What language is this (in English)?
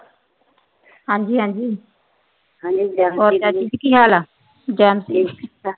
Punjabi